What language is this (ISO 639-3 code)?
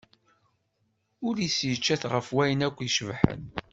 kab